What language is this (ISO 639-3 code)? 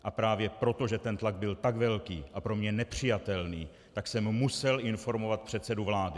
ces